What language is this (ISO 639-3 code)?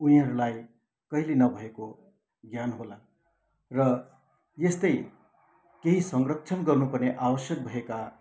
nep